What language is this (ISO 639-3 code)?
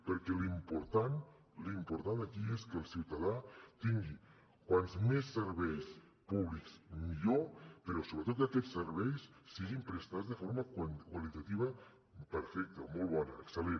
cat